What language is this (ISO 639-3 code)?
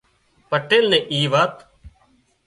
kxp